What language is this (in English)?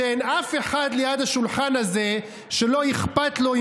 Hebrew